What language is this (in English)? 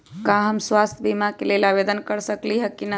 Magahi